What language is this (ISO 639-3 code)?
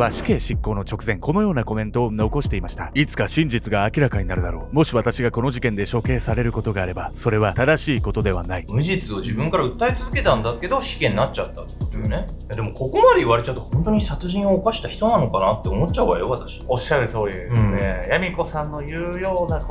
jpn